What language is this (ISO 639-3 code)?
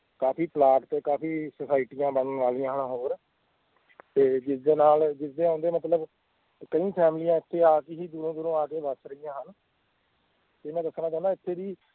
pan